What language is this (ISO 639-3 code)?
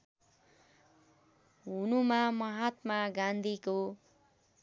nep